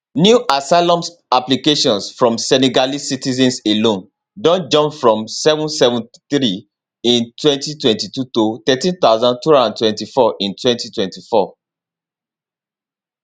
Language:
Nigerian Pidgin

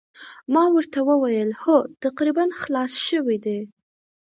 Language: Pashto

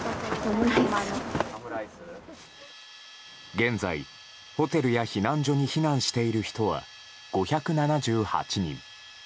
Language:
Japanese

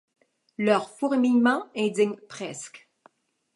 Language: French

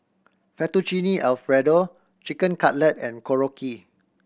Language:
English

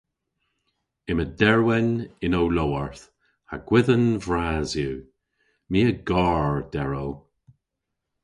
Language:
Cornish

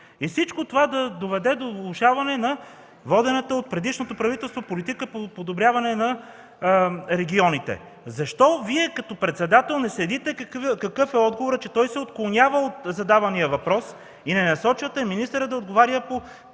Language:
Bulgarian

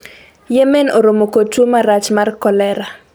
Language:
Luo (Kenya and Tanzania)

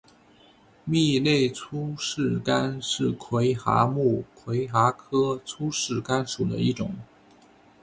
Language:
Chinese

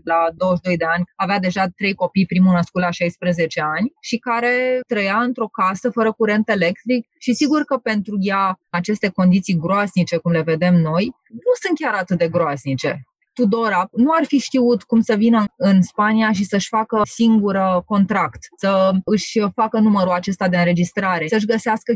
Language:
Romanian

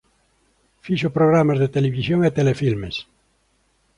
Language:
Galician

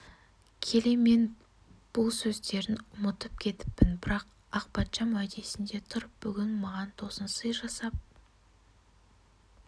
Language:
Kazakh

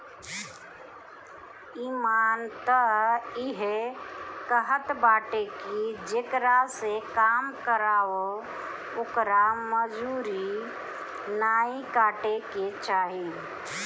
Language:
Bhojpuri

